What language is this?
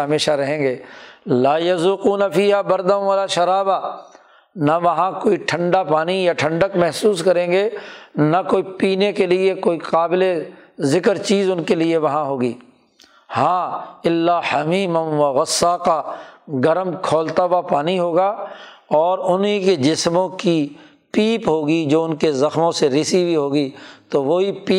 Urdu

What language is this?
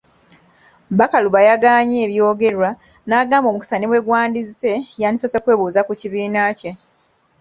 Ganda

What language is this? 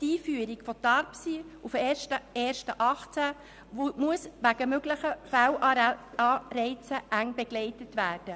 Swiss German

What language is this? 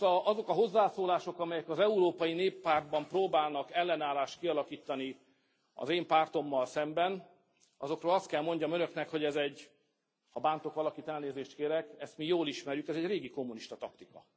Hungarian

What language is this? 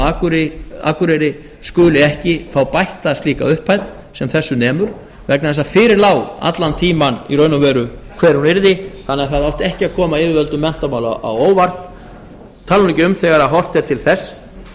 Icelandic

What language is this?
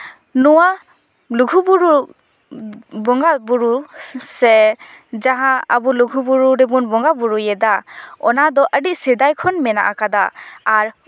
Santali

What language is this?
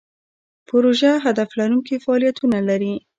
Pashto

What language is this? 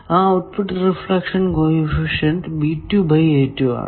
Malayalam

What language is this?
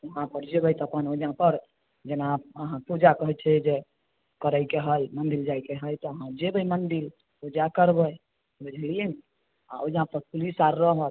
Maithili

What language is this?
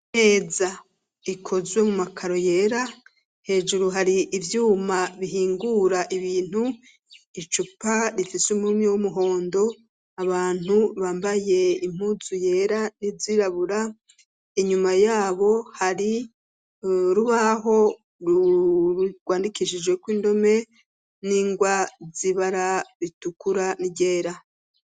Rundi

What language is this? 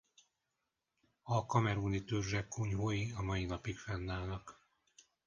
Hungarian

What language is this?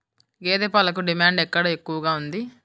Telugu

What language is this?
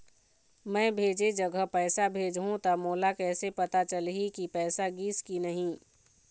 Chhattisgarhi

